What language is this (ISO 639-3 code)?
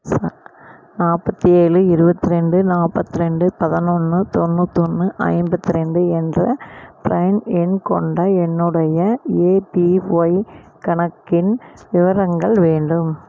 tam